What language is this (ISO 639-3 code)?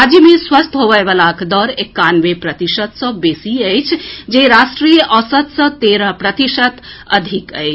mai